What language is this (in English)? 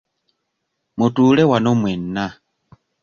Ganda